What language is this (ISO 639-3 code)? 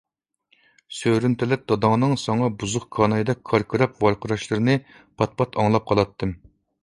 uig